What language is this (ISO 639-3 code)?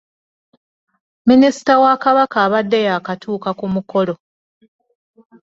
lug